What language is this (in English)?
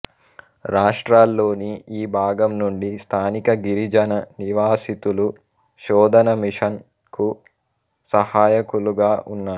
Telugu